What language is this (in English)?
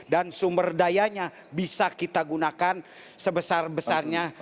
Indonesian